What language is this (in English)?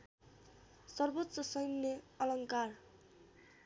Nepali